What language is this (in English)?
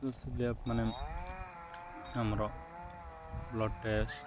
Odia